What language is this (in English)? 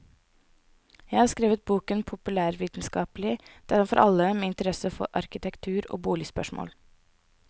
Norwegian